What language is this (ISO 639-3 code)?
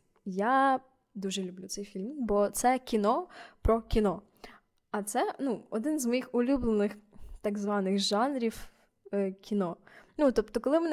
ukr